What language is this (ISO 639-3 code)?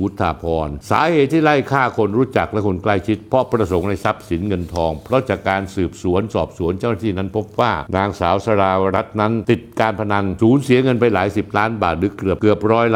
tha